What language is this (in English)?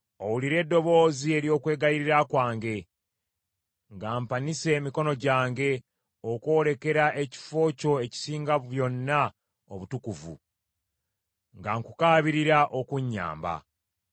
Ganda